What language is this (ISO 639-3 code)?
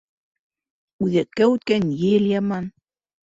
bak